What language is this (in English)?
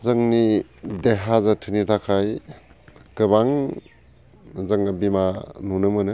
Bodo